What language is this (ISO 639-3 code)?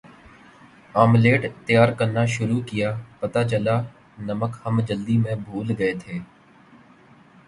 urd